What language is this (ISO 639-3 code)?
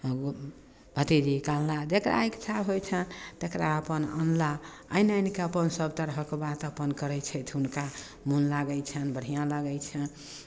mai